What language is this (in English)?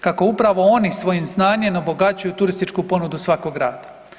Croatian